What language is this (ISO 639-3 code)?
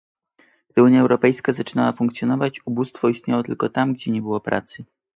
pol